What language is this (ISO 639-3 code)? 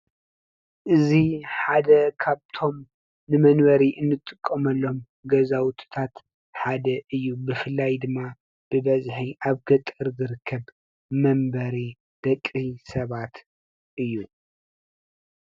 tir